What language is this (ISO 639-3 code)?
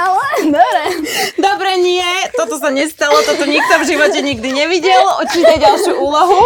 slk